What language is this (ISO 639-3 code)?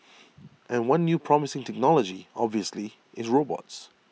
eng